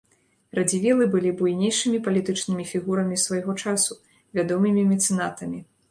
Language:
Belarusian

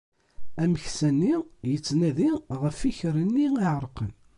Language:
Kabyle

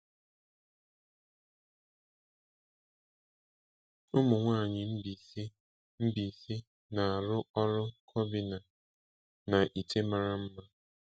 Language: Igbo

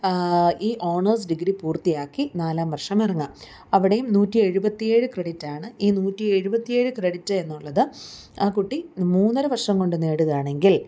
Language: Malayalam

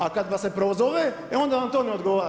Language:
Croatian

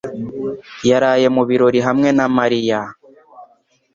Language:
Kinyarwanda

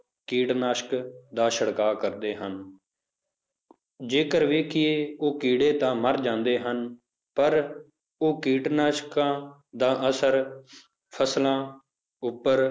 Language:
Punjabi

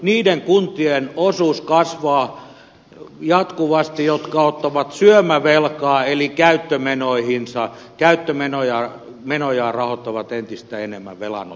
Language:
Finnish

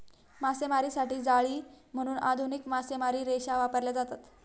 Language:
Marathi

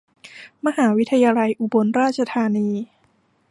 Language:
Thai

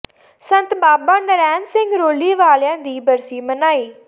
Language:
Punjabi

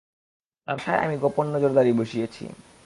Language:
Bangla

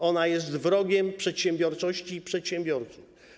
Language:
Polish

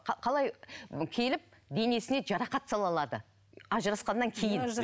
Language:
Kazakh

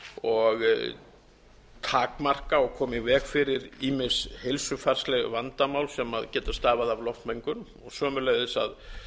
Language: Icelandic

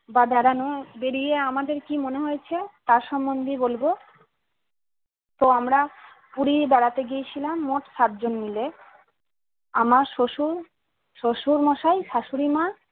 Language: Bangla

